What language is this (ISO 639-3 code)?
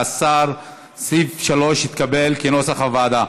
heb